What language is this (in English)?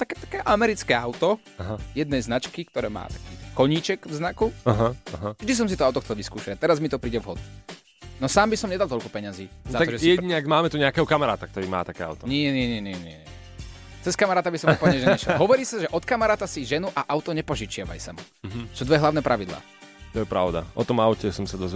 Slovak